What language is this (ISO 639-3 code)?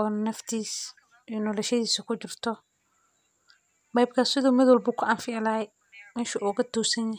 som